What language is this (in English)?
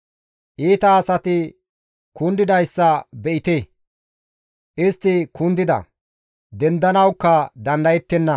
Gamo